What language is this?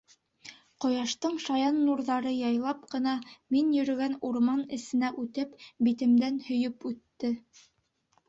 Bashkir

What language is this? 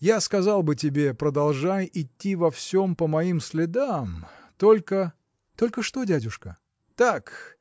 Russian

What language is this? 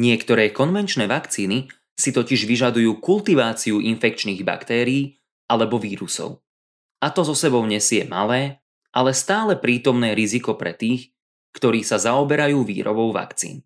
Slovak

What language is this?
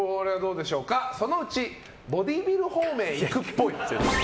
Japanese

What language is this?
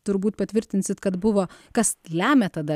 Lithuanian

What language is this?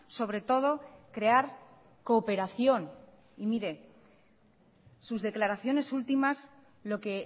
Spanish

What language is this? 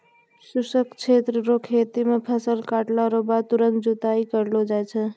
Maithili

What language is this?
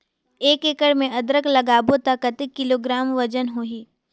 Chhattisgarhi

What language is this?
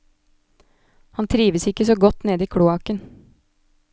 Norwegian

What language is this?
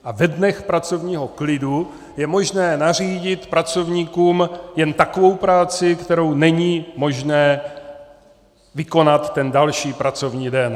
Czech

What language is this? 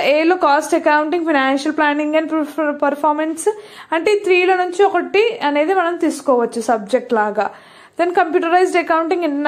Telugu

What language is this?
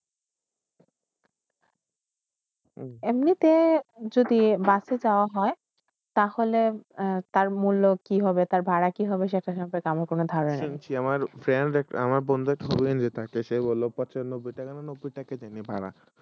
Bangla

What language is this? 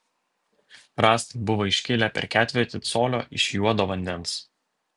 Lithuanian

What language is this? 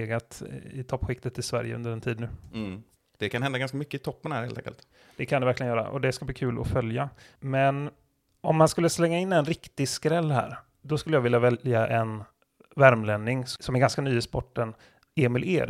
Swedish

